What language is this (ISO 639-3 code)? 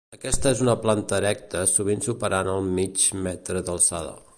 cat